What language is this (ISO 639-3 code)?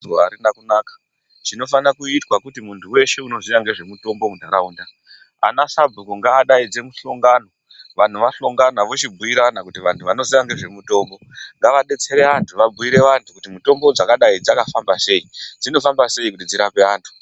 ndc